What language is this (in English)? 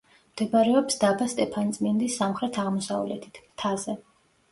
Georgian